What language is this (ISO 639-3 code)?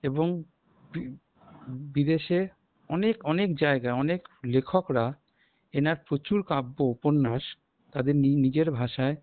ben